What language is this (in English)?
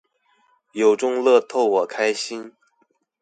Chinese